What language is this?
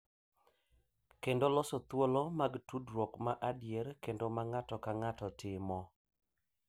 Luo (Kenya and Tanzania)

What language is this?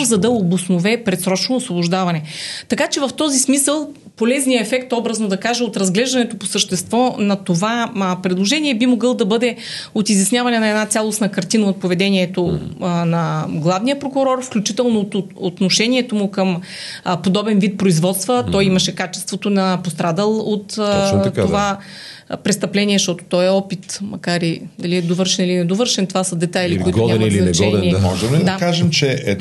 Bulgarian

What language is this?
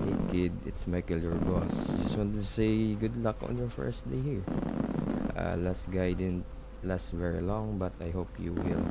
Filipino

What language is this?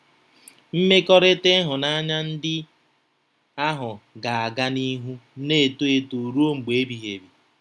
Igbo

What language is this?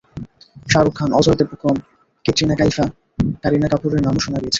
Bangla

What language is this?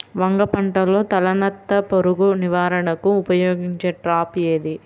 Telugu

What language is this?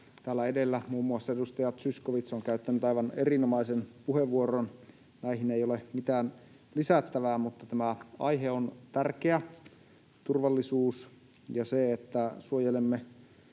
Finnish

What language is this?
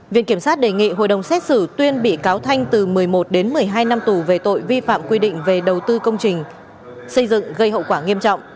Vietnamese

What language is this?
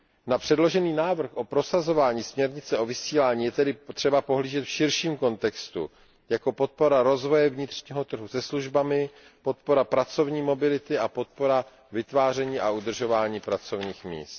Czech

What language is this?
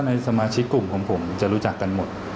Thai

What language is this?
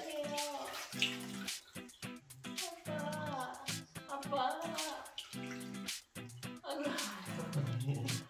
Korean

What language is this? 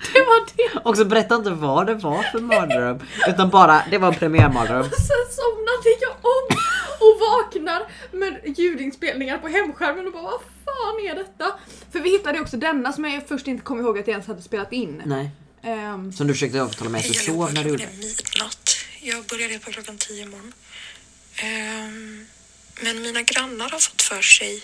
Swedish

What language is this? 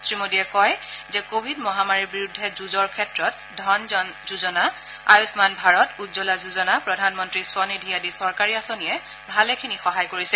Assamese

